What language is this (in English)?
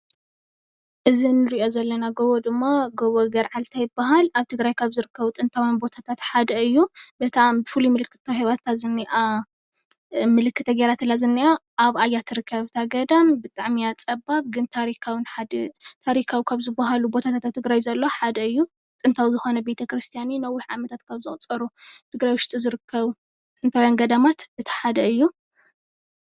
Tigrinya